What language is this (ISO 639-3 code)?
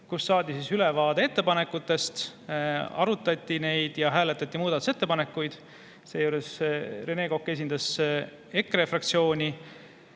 est